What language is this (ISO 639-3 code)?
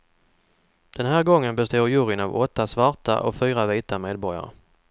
swe